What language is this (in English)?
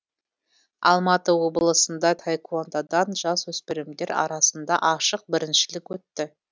Kazakh